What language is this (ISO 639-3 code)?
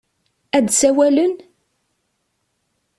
kab